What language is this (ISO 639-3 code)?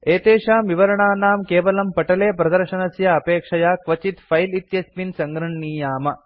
san